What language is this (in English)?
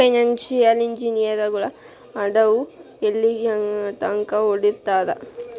Kannada